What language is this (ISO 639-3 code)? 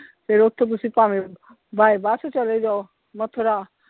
pan